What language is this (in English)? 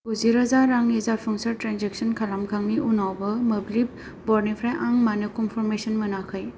Bodo